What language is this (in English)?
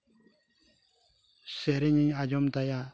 Santali